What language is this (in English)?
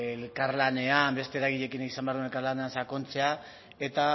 Basque